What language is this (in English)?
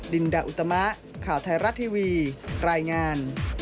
Thai